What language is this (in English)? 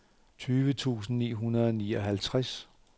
Danish